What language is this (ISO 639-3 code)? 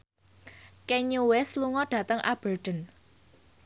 jav